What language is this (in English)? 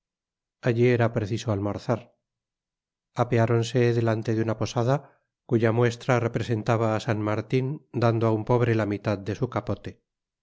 Spanish